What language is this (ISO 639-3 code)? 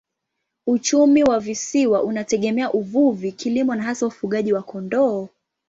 swa